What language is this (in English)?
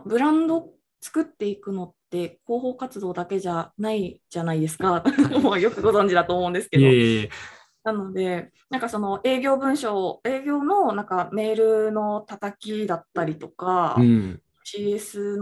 Japanese